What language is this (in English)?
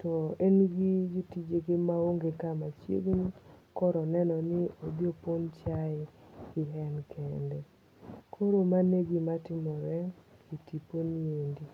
Luo (Kenya and Tanzania)